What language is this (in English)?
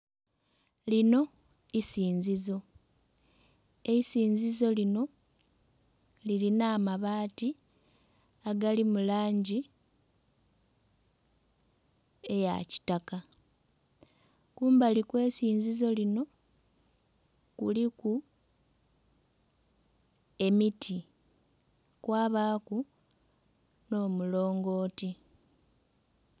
Soga